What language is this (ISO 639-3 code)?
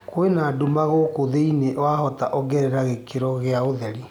kik